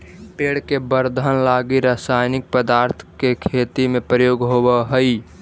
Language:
Magahi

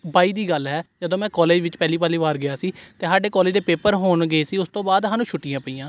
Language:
Punjabi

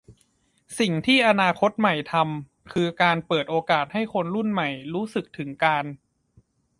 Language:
Thai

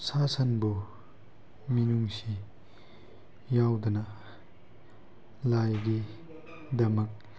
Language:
Manipuri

